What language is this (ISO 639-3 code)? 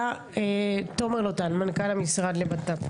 heb